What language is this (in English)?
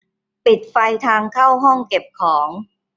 Thai